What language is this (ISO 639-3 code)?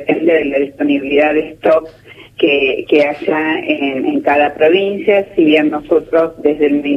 spa